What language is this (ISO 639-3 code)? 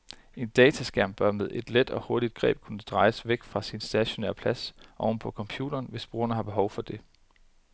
dan